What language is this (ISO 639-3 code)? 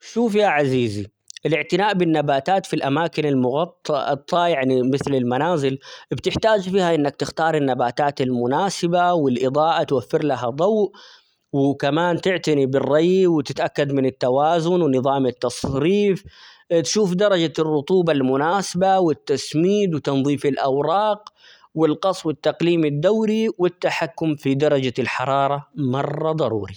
acx